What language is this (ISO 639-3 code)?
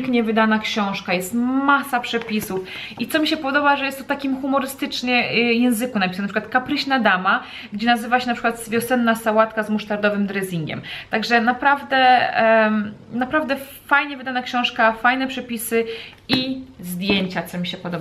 pol